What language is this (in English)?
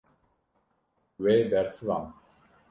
Kurdish